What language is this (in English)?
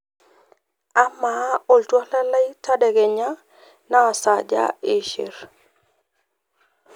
Masai